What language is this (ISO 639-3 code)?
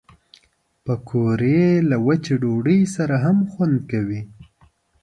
pus